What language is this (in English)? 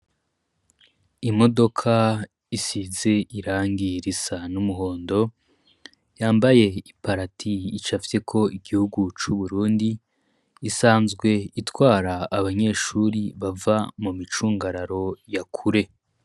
Rundi